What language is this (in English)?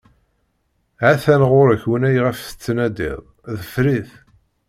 Kabyle